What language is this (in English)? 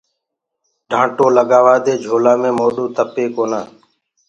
Gurgula